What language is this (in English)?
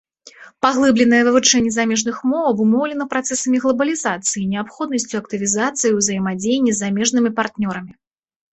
Belarusian